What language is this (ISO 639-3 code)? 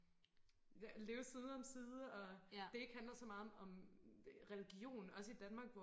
dan